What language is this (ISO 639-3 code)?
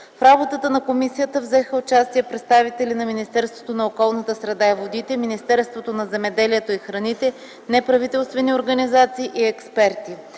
bul